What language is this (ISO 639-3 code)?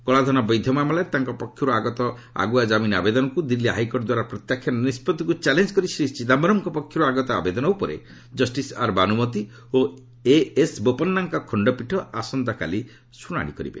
ori